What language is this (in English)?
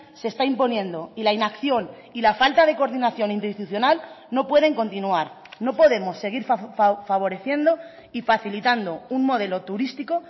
Spanish